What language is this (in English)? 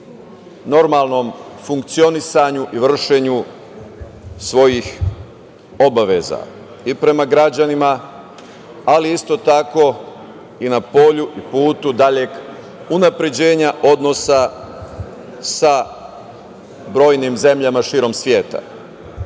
Serbian